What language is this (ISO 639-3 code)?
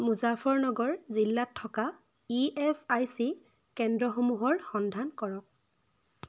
asm